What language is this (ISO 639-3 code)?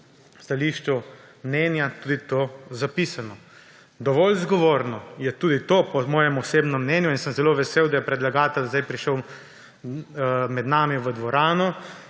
slv